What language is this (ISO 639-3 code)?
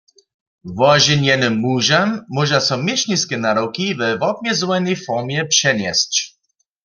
hsb